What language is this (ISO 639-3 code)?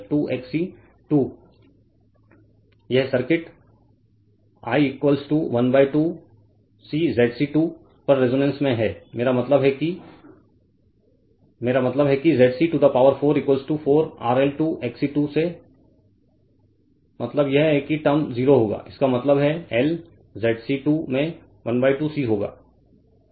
hin